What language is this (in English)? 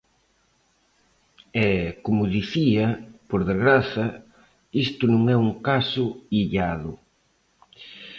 Galician